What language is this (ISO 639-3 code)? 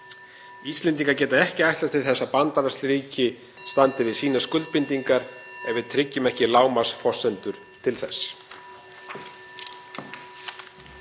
isl